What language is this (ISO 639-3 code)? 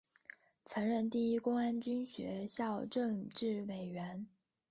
zho